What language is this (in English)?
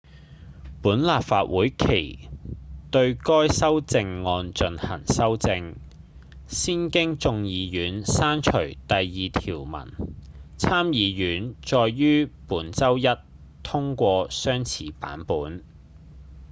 Cantonese